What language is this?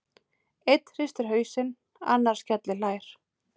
Icelandic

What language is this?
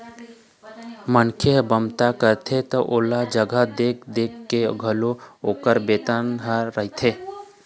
Chhattisgarhi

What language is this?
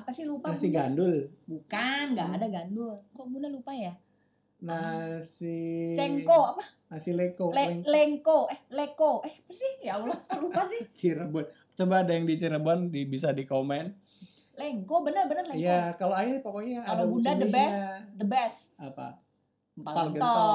Indonesian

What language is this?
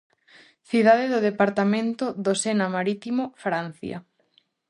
Galician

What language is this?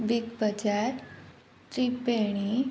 Odia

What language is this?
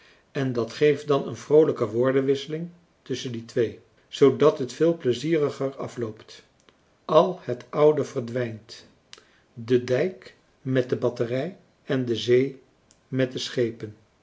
Dutch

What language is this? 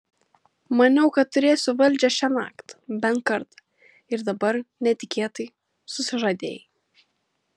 Lithuanian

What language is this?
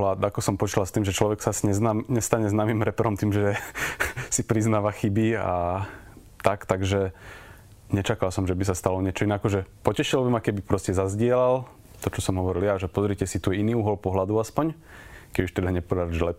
Slovak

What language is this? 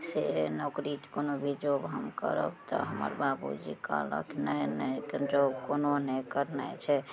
Maithili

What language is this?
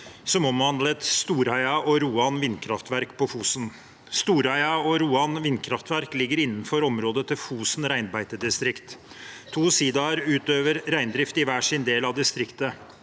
Norwegian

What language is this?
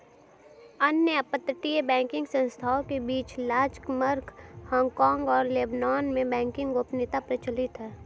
Hindi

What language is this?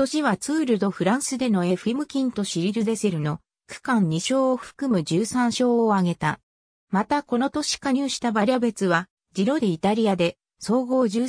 Japanese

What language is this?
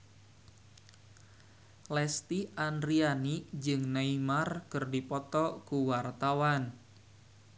Sundanese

